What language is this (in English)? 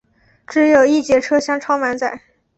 Chinese